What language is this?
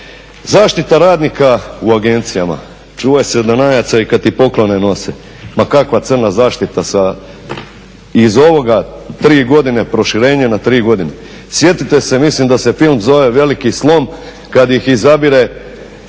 Croatian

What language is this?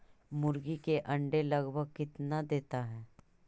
Magahi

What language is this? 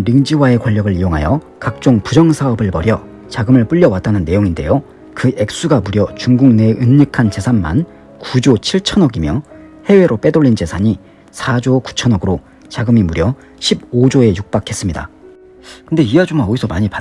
Korean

